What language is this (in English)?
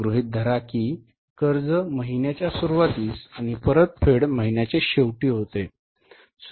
Marathi